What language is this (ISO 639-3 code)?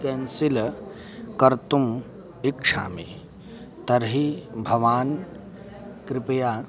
san